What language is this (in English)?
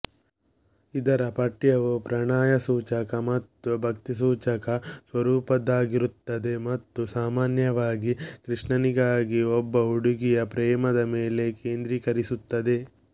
Kannada